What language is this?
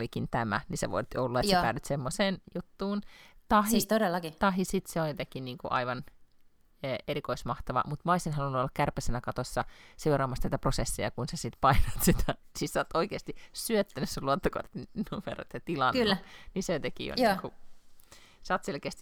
Finnish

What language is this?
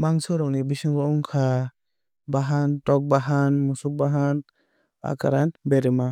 Kok Borok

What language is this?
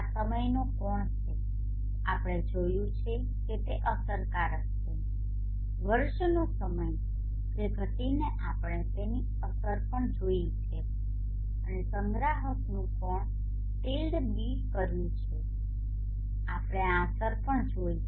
Gujarati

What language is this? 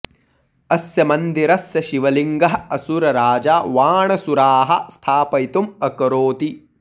Sanskrit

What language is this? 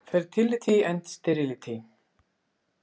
Icelandic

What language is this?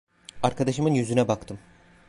Turkish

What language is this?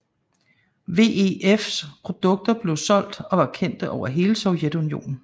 Danish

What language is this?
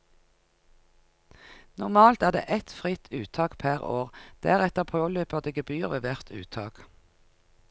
Norwegian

